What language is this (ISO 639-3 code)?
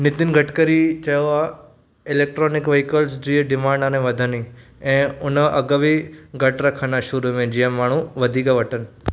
snd